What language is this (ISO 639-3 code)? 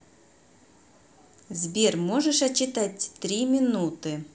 rus